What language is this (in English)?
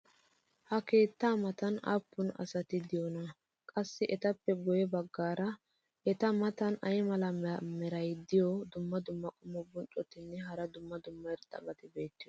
Wolaytta